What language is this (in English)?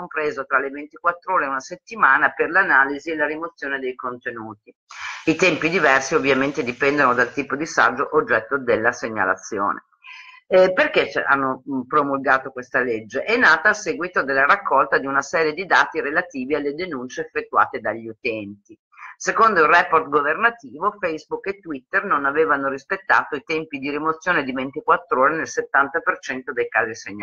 Italian